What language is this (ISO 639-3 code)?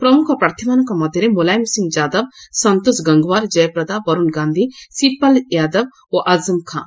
ori